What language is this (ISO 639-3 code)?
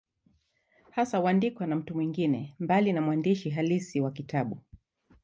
swa